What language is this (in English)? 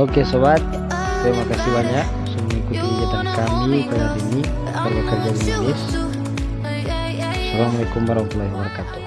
Indonesian